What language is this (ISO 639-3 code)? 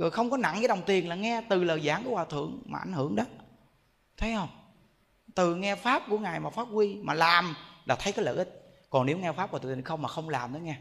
vie